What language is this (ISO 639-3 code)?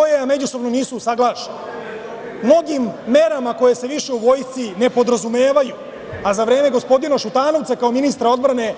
srp